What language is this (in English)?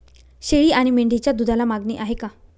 Marathi